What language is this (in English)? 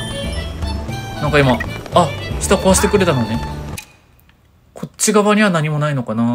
Japanese